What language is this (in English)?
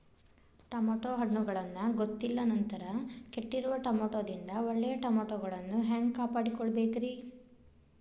Kannada